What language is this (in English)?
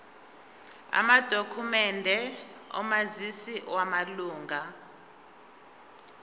Zulu